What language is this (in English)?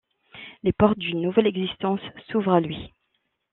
French